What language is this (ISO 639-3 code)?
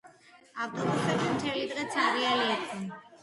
kat